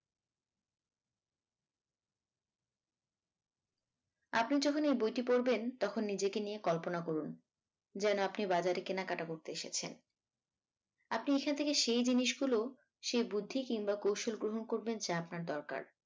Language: Bangla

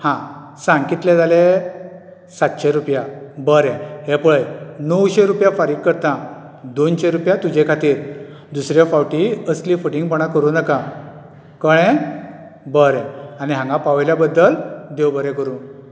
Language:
Konkani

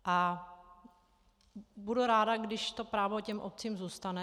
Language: Czech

